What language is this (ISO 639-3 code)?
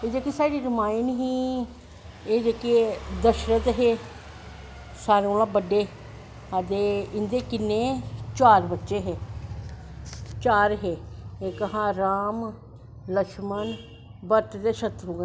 doi